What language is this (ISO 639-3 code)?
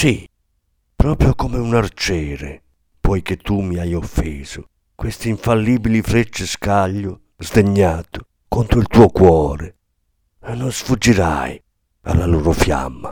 ita